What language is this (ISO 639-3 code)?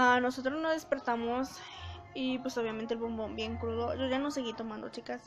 spa